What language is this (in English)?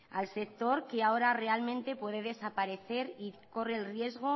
Spanish